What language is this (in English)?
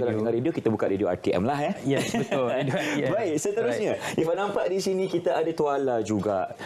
Malay